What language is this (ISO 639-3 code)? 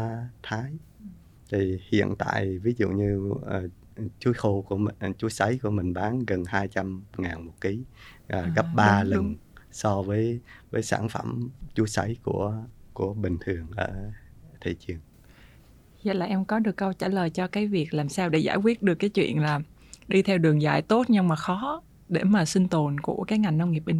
vie